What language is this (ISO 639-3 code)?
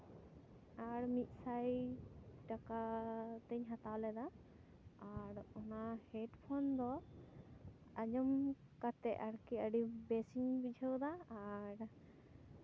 sat